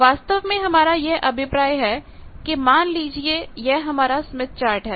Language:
Hindi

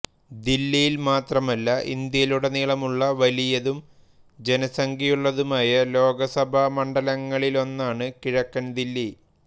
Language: Malayalam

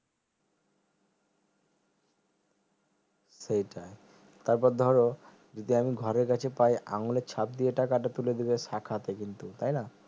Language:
Bangla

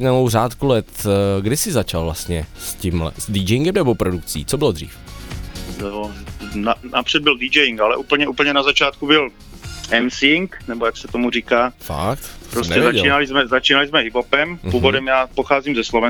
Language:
Czech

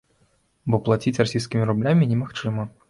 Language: Belarusian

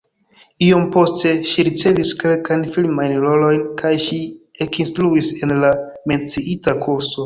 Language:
Esperanto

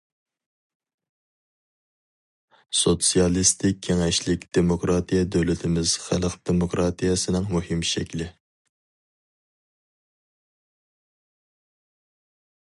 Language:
Uyghur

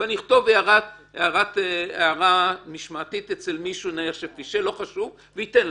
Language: Hebrew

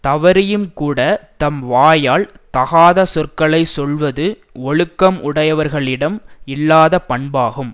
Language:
Tamil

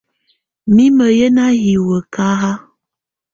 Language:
Tunen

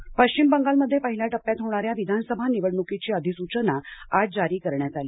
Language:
Marathi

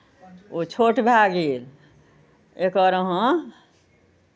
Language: Maithili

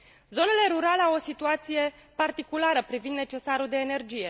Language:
Romanian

